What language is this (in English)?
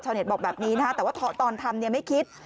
Thai